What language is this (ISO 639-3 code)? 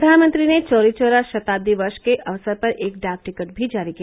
hin